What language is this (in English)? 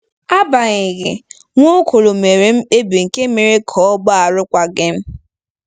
Igbo